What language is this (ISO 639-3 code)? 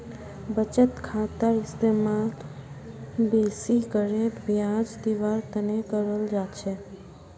mag